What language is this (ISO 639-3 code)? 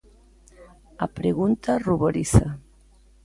glg